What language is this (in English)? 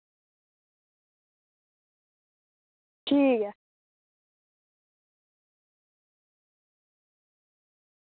Dogri